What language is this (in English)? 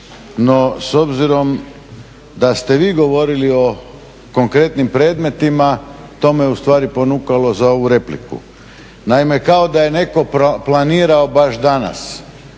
Croatian